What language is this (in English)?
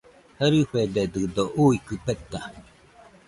Nüpode Huitoto